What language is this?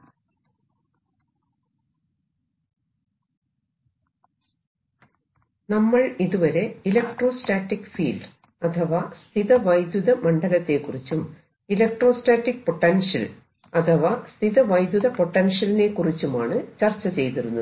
Malayalam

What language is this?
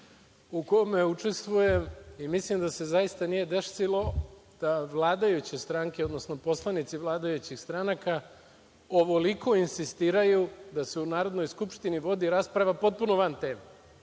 Serbian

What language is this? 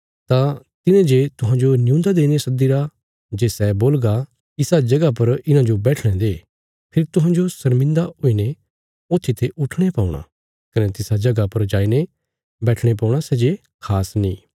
Bilaspuri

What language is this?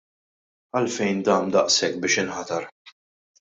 Maltese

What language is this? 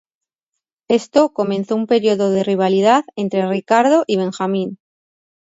Spanish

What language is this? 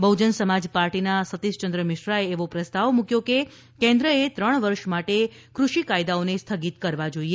Gujarati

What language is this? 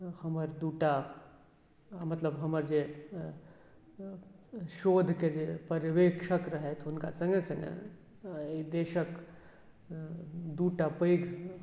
Maithili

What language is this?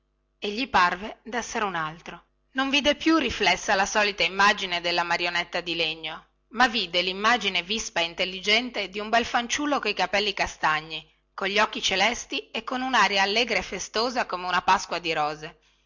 Italian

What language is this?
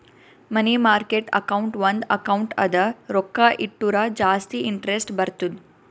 Kannada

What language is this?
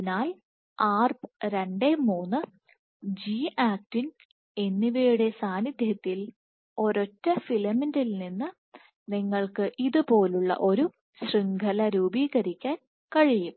Malayalam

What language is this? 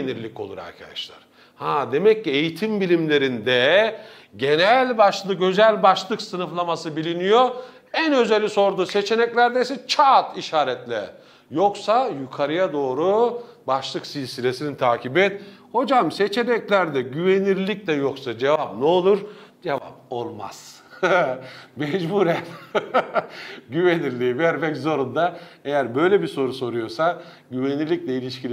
Turkish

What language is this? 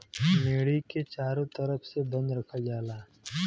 Bhojpuri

